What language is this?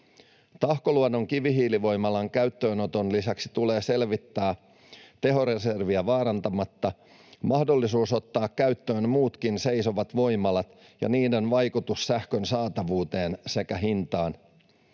Finnish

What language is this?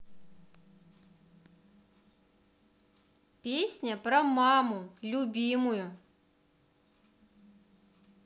Russian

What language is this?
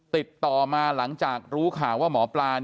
Thai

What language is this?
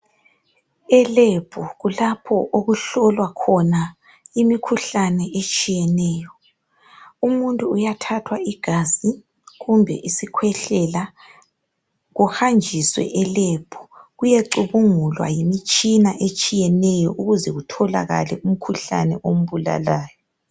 North Ndebele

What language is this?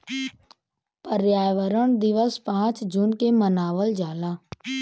Bhojpuri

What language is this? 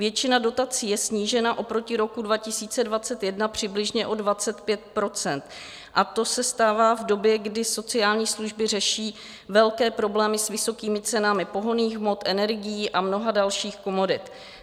Czech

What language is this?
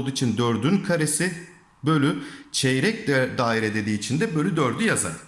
Turkish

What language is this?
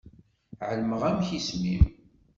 Kabyle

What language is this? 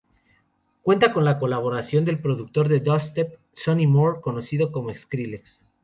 Spanish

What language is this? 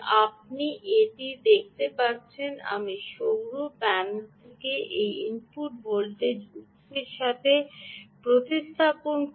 Bangla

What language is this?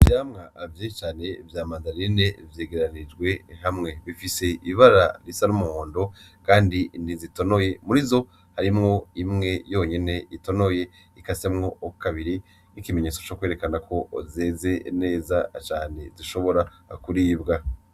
Rundi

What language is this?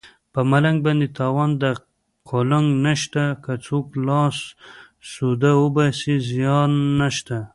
Pashto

